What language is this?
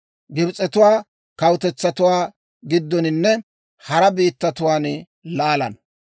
Dawro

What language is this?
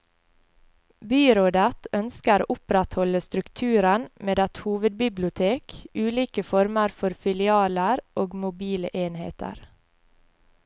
Norwegian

